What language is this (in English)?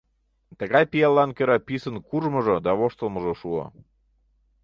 Mari